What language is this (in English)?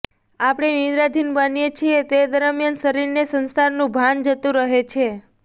Gujarati